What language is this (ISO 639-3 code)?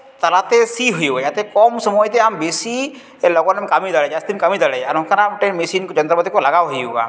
sat